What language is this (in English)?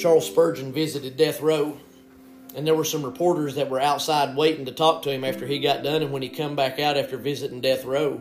English